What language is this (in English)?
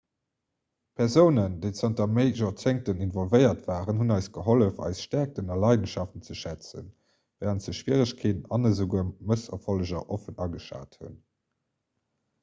Luxembourgish